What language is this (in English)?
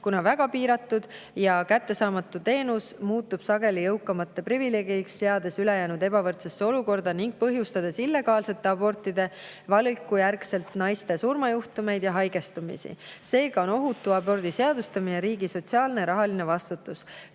Estonian